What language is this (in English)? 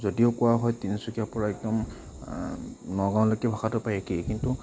Assamese